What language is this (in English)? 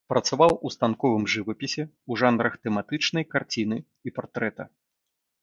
Belarusian